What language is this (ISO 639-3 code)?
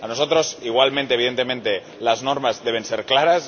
spa